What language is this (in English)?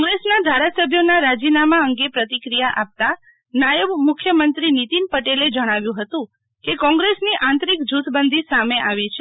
Gujarati